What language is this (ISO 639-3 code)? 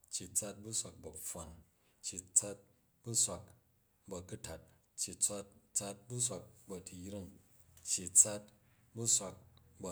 kaj